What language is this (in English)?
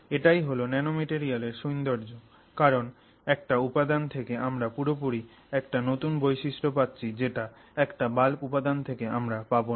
Bangla